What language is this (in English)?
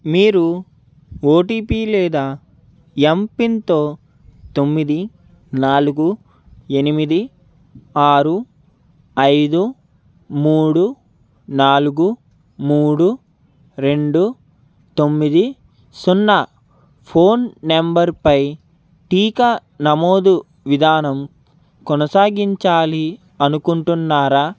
Telugu